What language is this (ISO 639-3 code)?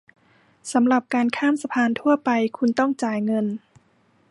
tha